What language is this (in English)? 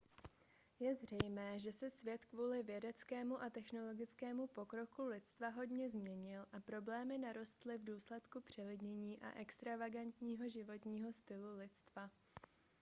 Czech